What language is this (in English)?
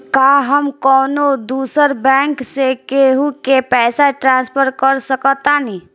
Bhojpuri